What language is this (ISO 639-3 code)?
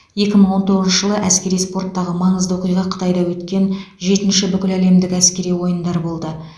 kaz